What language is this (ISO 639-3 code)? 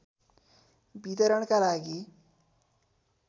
nep